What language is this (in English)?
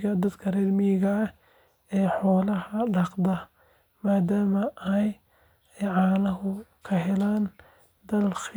Somali